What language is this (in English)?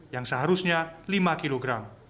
Indonesian